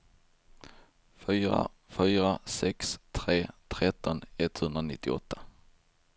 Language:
Swedish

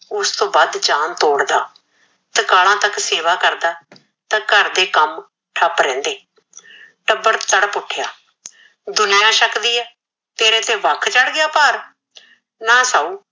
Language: Punjabi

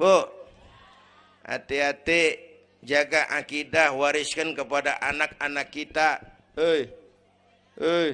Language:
Indonesian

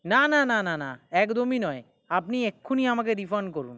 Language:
Bangla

